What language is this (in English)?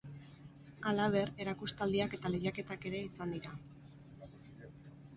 Basque